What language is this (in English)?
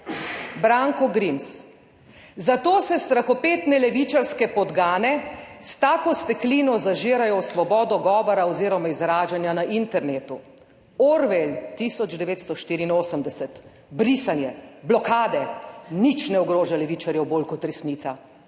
Slovenian